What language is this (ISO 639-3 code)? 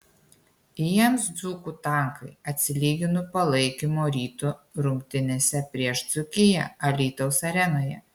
lit